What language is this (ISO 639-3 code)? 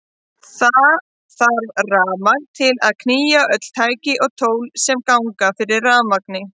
isl